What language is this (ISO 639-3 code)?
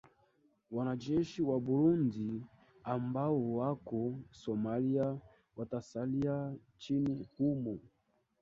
swa